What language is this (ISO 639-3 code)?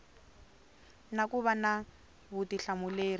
tso